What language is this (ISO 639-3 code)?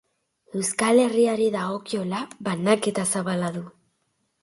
eus